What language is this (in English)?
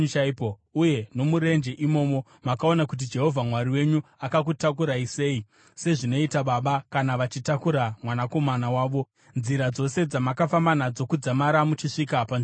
Shona